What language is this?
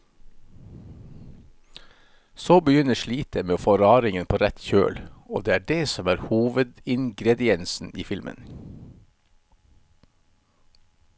Norwegian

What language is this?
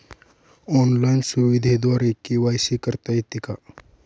Marathi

